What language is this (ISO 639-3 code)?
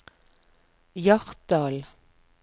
nor